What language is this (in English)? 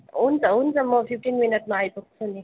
Nepali